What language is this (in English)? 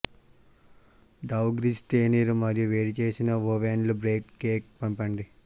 Telugu